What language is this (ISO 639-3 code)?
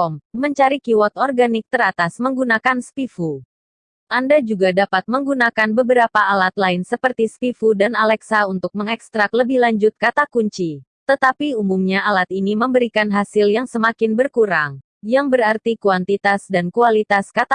ind